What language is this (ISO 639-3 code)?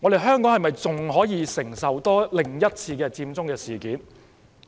yue